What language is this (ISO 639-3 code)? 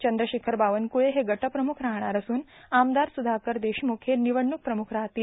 mar